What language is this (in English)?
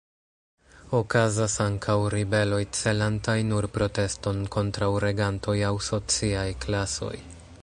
Esperanto